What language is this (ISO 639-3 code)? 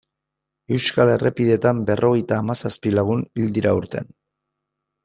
eus